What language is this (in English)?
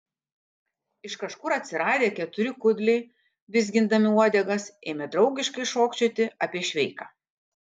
Lithuanian